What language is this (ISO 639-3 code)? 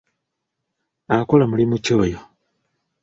lug